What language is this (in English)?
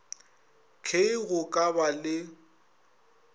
Northern Sotho